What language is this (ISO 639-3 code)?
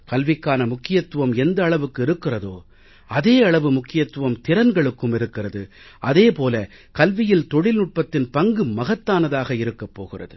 tam